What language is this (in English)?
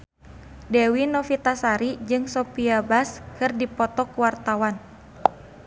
Sundanese